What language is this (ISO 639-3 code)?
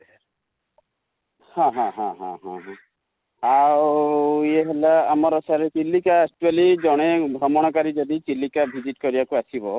ori